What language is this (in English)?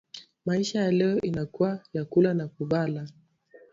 Swahili